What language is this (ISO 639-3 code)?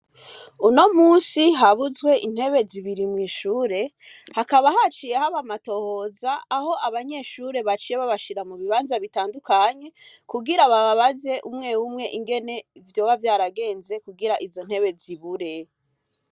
run